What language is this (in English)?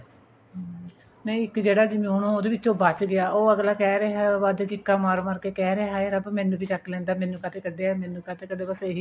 Punjabi